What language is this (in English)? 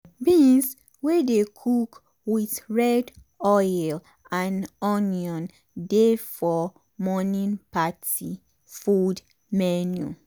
Nigerian Pidgin